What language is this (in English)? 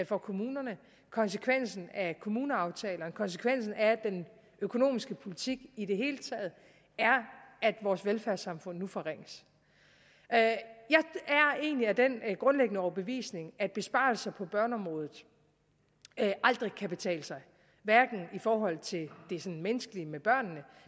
Danish